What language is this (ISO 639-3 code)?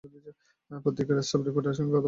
ben